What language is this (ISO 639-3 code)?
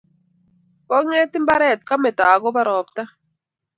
kln